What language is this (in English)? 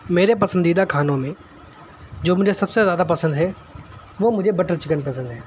Urdu